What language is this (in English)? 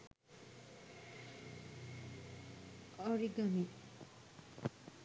Sinhala